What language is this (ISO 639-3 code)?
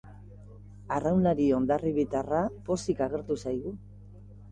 eus